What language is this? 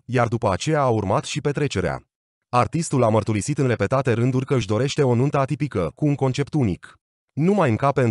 Romanian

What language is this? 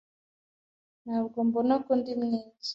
Kinyarwanda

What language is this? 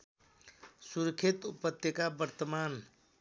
Nepali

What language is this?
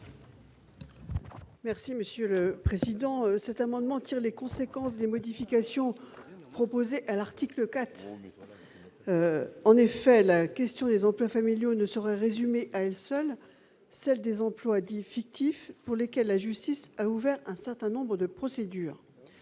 French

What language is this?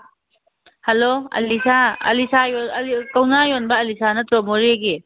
Manipuri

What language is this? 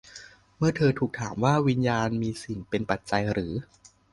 Thai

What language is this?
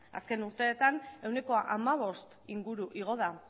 Basque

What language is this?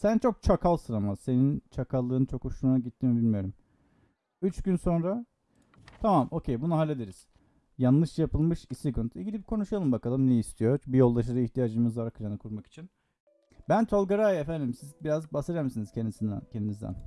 Turkish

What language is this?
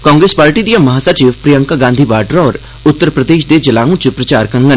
Dogri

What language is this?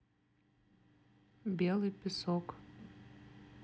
Russian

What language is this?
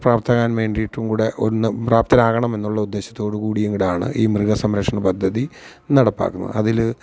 Malayalam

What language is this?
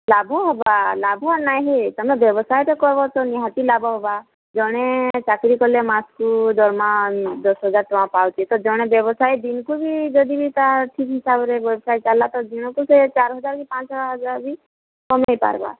Odia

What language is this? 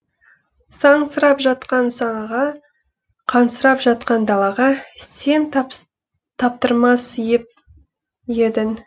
Kazakh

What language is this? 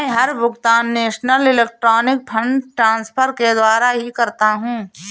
Hindi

